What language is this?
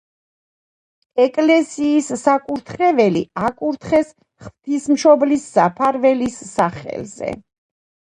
Georgian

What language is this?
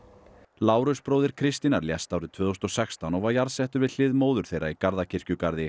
Icelandic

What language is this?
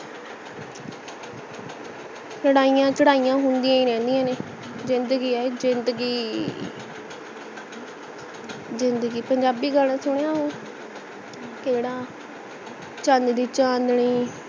Punjabi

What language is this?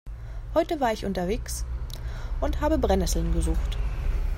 German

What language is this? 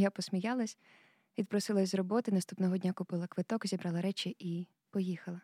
Ukrainian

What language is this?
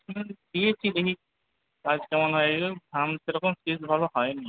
Bangla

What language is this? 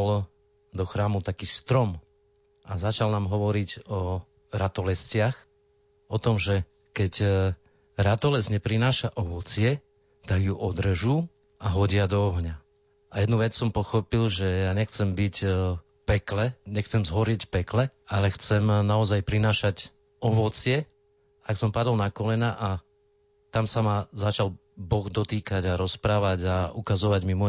Slovak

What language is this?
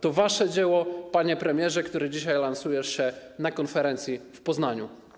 Polish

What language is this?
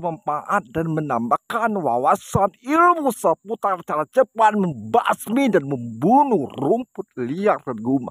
Indonesian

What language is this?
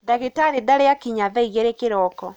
Kikuyu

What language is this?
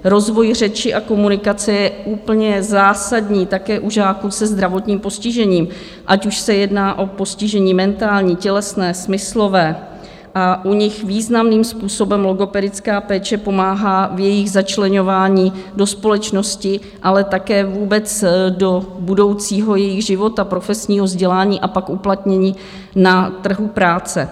Czech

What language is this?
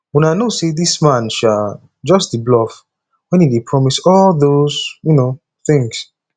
Nigerian Pidgin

